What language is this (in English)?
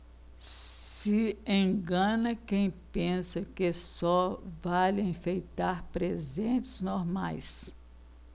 Portuguese